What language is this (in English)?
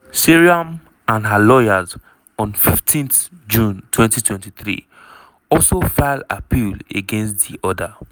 Nigerian Pidgin